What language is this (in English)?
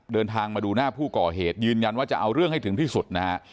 Thai